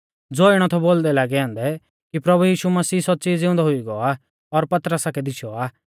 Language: Mahasu Pahari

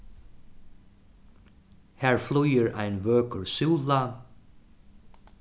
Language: Faroese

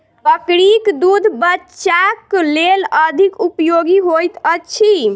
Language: Maithili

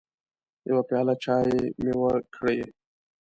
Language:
Pashto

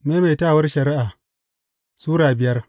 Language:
Hausa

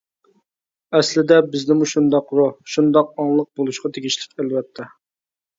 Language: Uyghur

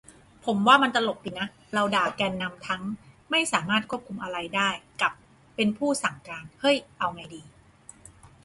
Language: Thai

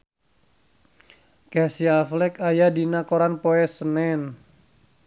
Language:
Sundanese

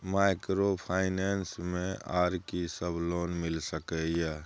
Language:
Maithili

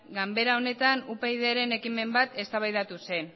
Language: Basque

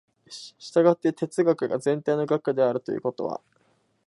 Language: Japanese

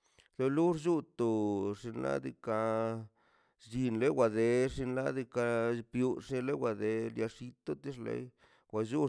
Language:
Mazaltepec Zapotec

